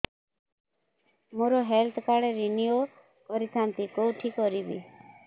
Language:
Odia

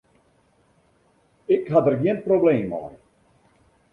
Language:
Western Frisian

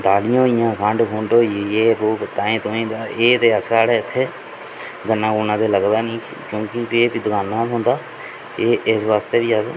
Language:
Dogri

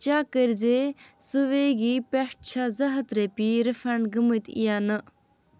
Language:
Kashmiri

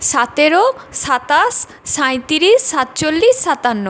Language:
Bangla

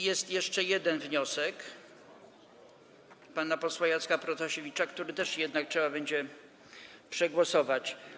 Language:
Polish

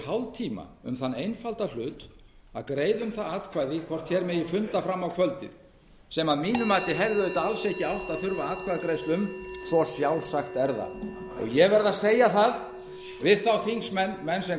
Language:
Icelandic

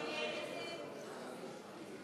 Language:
Hebrew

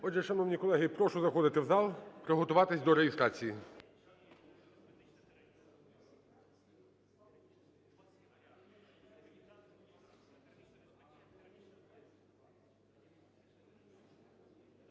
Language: Ukrainian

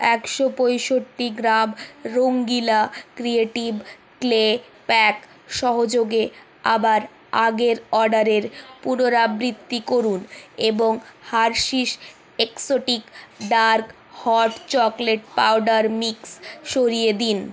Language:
Bangla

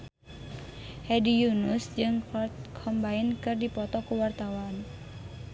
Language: Sundanese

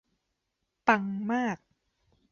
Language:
Thai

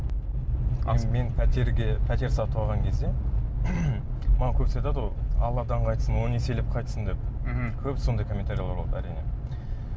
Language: Kazakh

